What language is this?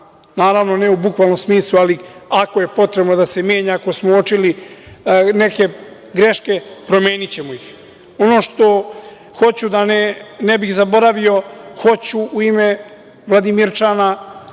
Serbian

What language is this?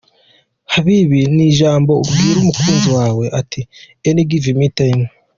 Kinyarwanda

